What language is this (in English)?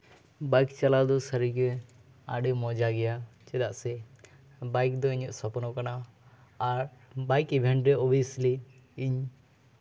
Santali